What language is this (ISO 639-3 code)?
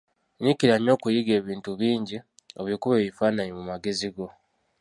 lug